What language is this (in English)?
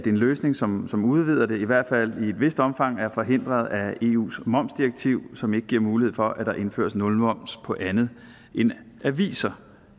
Danish